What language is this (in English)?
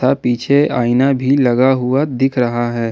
Hindi